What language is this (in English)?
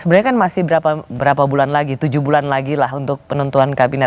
Indonesian